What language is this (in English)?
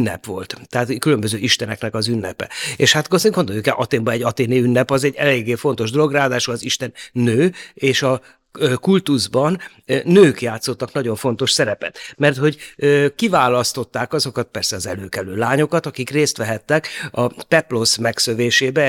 Hungarian